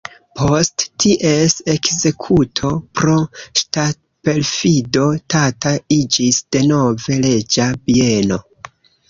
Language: Esperanto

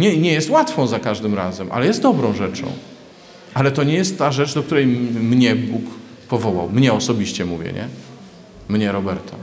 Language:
Polish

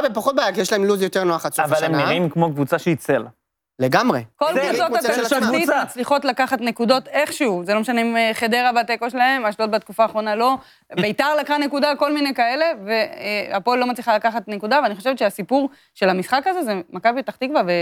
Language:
Hebrew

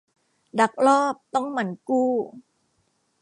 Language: Thai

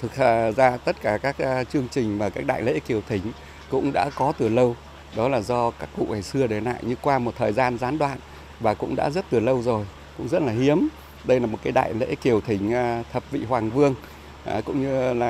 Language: Vietnamese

